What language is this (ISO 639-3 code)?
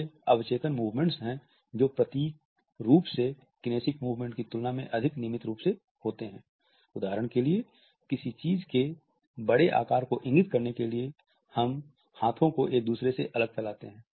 hin